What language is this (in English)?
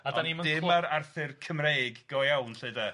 Welsh